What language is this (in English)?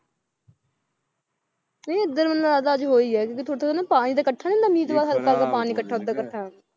Punjabi